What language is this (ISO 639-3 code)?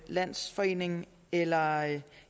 dan